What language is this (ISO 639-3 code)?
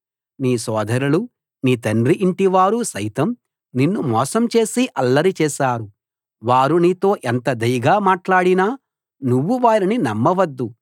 tel